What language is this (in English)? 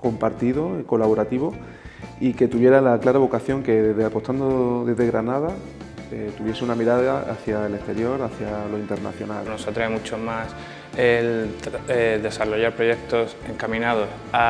Spanish